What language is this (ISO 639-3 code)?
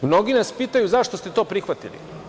srp